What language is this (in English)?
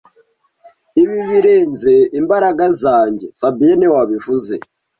Kinyarwanda